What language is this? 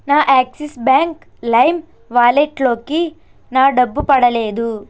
Telugu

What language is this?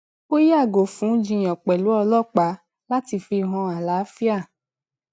Yoruba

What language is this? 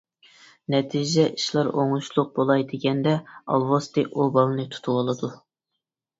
Uyghur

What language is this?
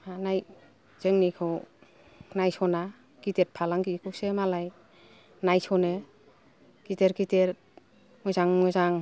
Bodo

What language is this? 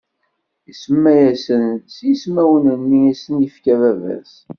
Kabyle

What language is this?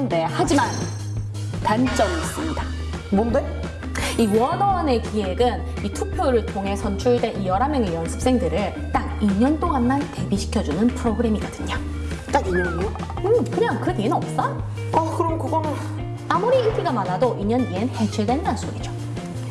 Korean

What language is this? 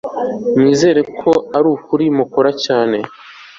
Kinyarwanda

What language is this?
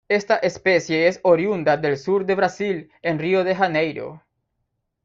Spanish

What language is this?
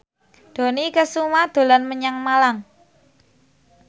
Javanese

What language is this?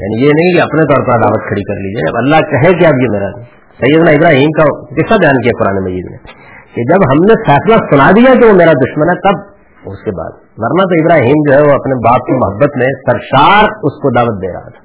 Urdu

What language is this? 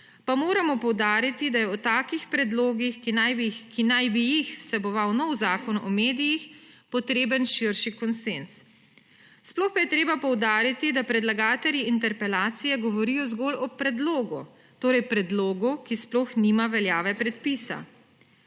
Slovenian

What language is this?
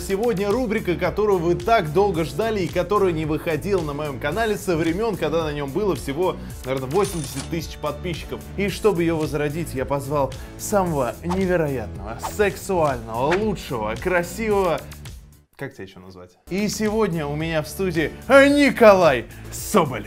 Russian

